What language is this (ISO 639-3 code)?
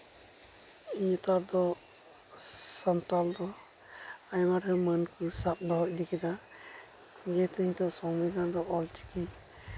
sat